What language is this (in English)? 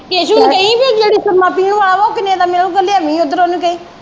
Punjabi